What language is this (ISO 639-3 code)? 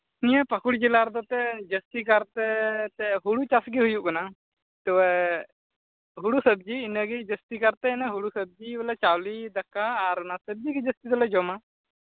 sat